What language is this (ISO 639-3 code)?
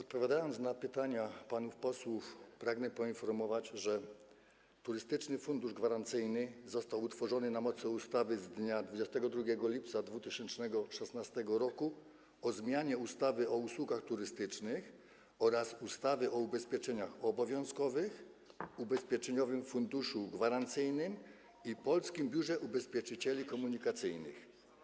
pol